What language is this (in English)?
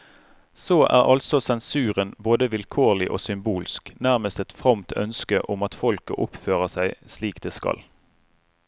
Norwegian